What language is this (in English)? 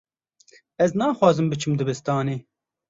Kurdish